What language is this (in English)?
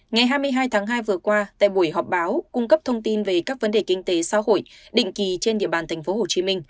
Vietnamese